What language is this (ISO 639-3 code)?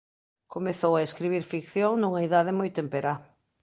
glg